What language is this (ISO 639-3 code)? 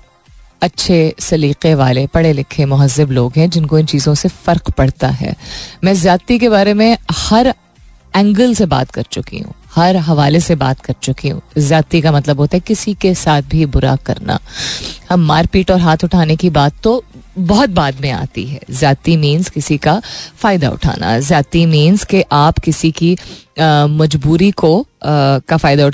hin